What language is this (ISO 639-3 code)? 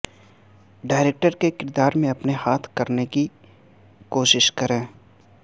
urd